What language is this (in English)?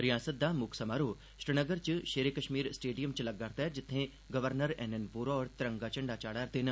Dogri